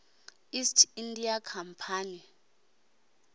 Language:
Venda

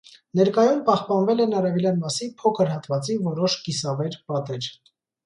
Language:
Armenian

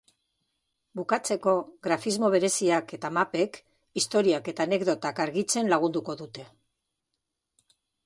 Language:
Basque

